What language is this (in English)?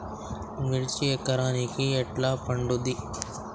Telugu